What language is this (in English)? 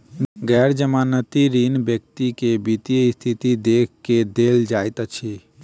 Maithili